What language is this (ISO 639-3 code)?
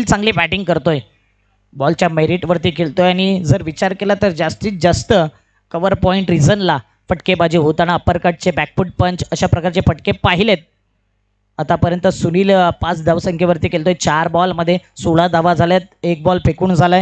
mar